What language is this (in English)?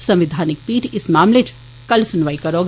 Dogri